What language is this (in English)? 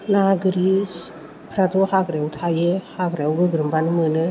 Bodo